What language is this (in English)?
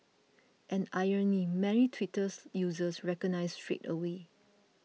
English